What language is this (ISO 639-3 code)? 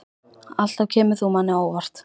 isl